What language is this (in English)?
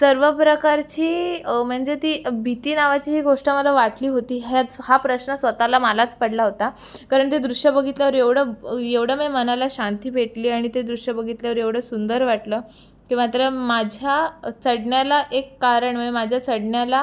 Marathi